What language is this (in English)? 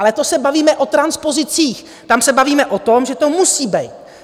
Czech